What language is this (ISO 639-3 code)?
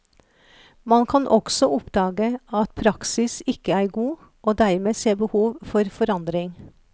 nor